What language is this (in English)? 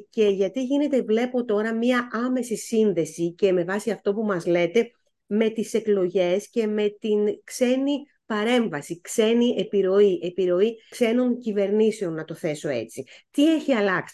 Greek